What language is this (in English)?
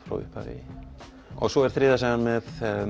Icelandic